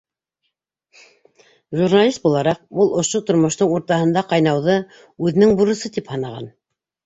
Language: Bashkir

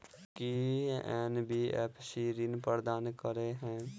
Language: Maithili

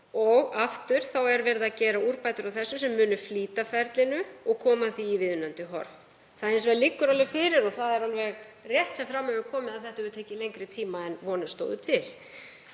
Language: Icelandic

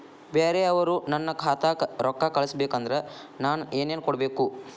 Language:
Kannada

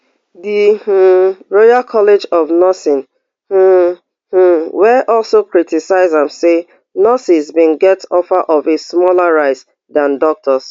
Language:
Nigerian Pidgin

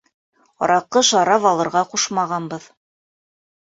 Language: Bashkir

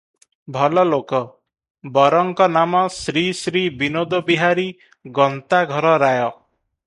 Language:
Odia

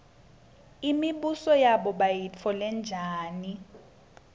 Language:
Swati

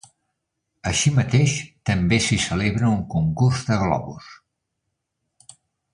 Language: Catalan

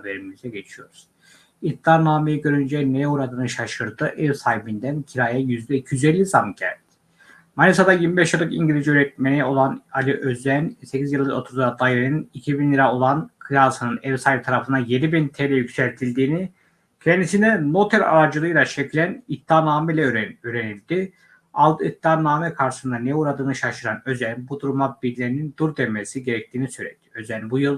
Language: Turkish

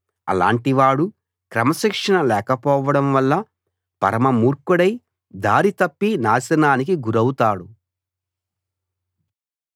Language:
Telugu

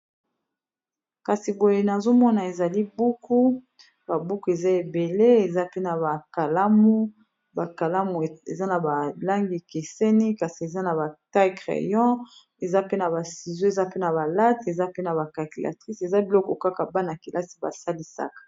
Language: Lingala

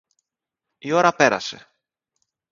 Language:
Greek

